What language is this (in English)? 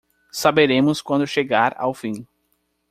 Portuguese